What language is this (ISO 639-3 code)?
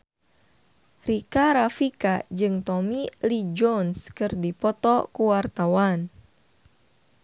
sun